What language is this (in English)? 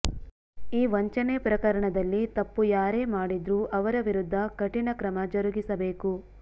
Kannada